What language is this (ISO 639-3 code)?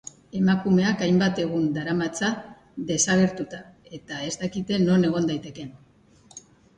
eus